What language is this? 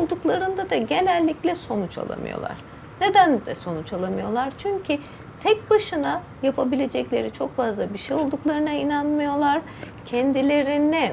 Turkish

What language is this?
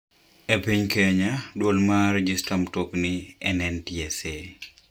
Luo (Kenya and Tanzania)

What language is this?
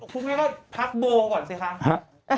Thai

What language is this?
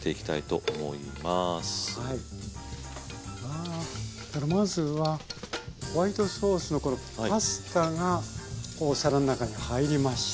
Japanese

